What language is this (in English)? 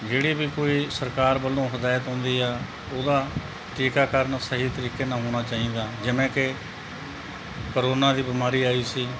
Punjabi